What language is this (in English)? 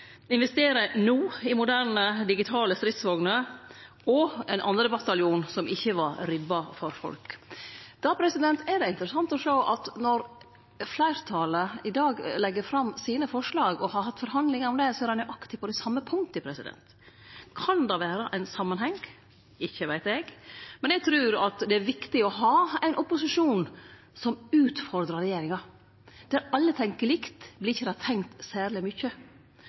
Norwegian Nynorsk